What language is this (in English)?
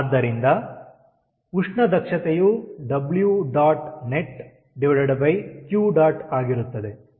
Kannada